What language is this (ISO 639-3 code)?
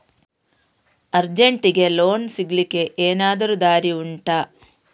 kan